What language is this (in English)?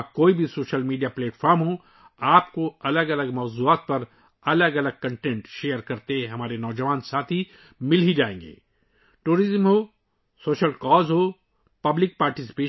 Urdu